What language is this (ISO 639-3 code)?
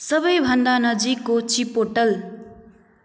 nep